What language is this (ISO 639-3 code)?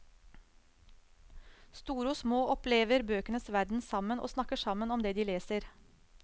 nor